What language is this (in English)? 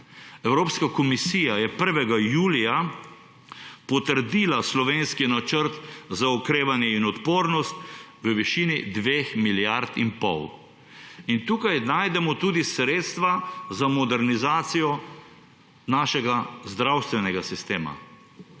Slovenian